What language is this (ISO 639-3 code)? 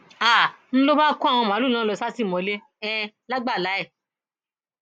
yor